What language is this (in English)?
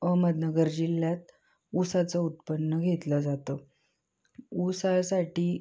Marathi